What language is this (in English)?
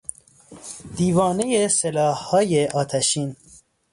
Persian